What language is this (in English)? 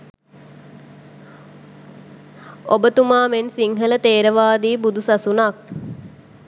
Sinhala